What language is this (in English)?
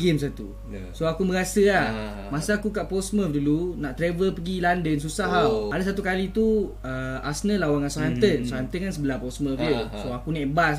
Malay